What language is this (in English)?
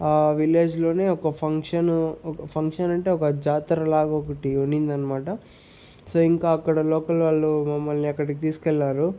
Telugu